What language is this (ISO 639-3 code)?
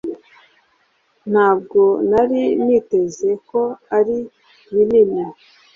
kin